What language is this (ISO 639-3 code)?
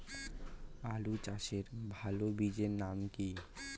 ben